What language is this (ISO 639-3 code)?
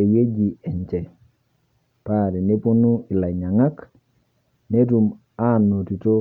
mas